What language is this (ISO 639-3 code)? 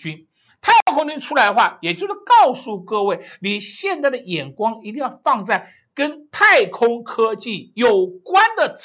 zho